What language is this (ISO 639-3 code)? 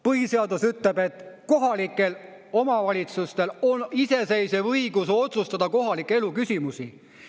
est